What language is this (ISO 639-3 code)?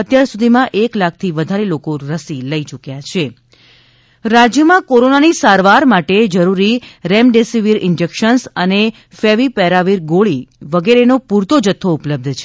guj